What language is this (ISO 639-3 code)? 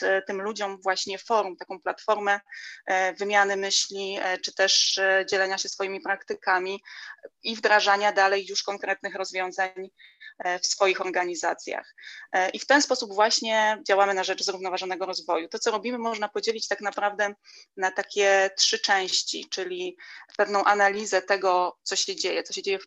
pol